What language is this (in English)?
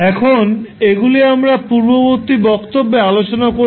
Bangla